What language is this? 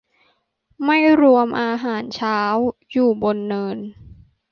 Thai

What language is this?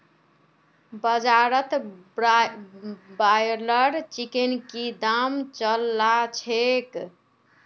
Magahi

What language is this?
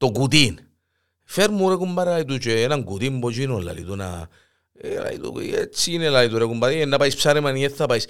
Greek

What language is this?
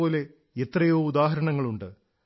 Malayalam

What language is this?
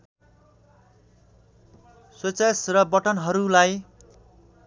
Nepali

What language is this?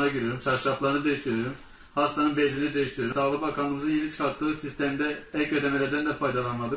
Turkish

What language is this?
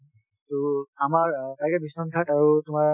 Assamese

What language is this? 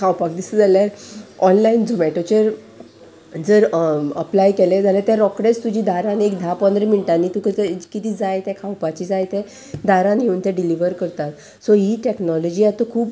Konkani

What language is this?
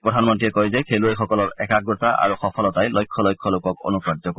Assamese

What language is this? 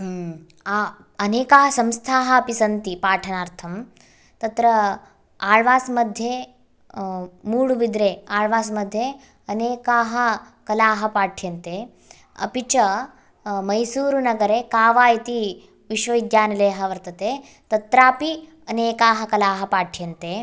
Sanskrit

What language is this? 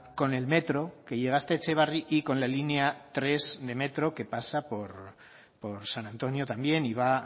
Spanish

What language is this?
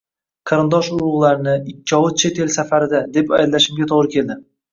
Uzbek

